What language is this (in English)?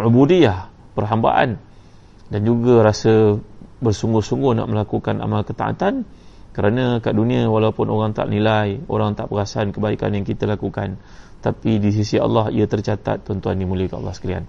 Malay